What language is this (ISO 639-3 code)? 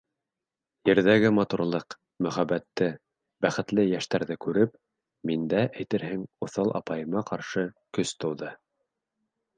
bak